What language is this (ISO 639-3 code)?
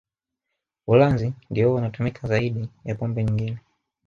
swa